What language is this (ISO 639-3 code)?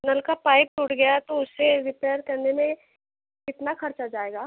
hin